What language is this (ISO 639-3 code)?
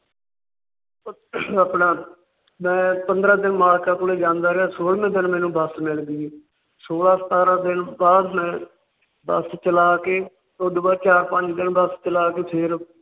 pan